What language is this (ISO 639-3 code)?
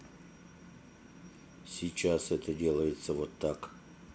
rus